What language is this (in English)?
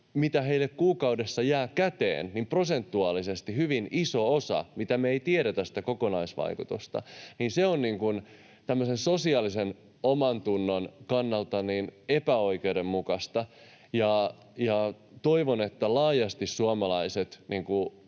Finnish